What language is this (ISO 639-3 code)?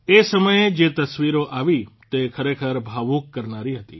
guj